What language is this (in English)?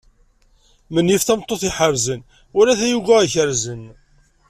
Kabyle